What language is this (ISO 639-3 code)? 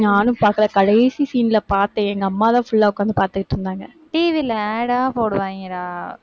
tam